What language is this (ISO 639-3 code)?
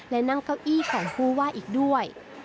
tha